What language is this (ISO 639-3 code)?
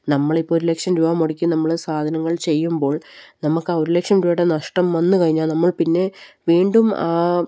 mal